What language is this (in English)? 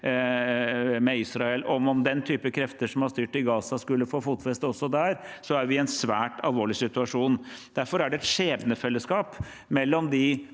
Norwegian